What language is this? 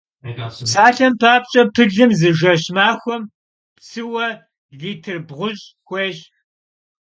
Kabardian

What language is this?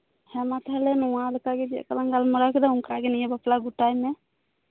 Santali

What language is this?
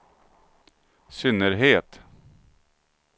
Swedish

